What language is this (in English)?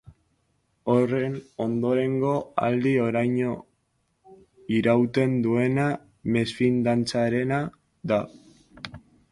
Basque